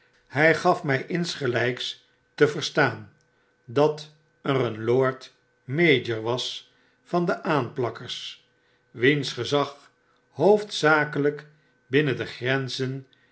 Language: Dutch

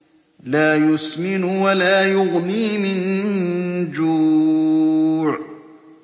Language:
Arabic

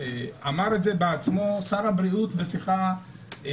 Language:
Hebrew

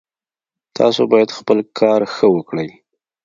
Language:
Pashto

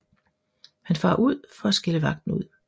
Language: Danish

